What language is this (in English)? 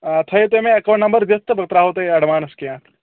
Kashmiri